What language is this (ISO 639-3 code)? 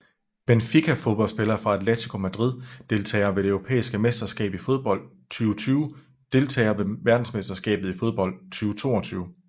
dan